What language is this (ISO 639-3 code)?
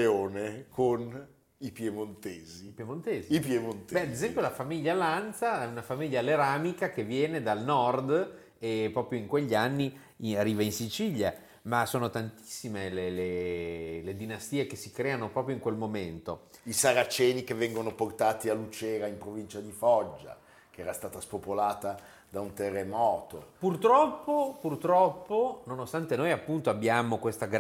ita